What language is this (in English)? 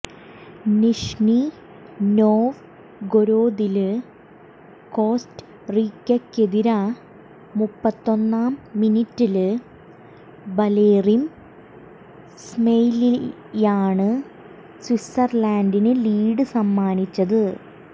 Malayalam